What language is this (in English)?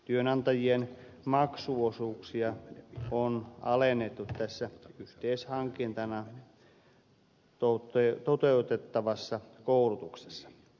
Finnish